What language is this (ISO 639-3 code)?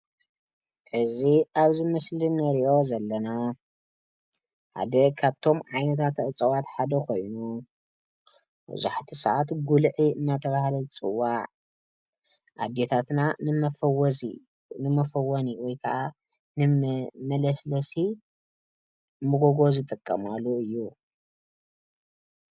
tir